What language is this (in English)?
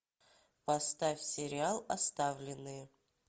Russian